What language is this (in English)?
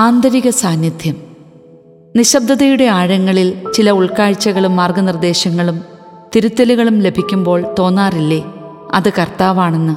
Malayalam